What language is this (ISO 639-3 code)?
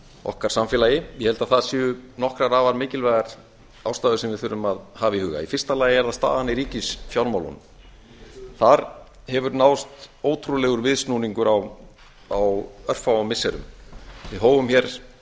isl